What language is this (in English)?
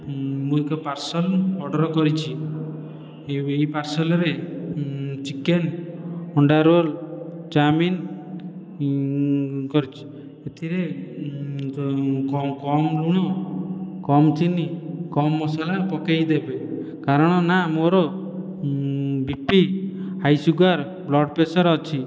Odia